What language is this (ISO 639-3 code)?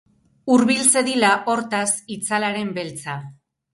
eus